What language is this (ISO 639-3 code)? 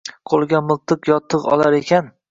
uzb